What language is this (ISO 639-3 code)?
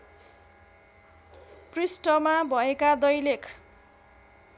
nep